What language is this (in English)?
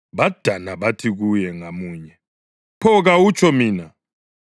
North Ndebele